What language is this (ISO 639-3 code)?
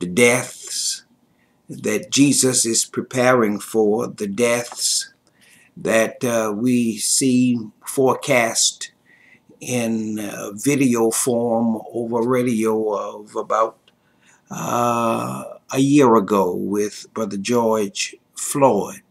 eng